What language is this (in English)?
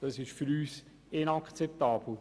Swiss German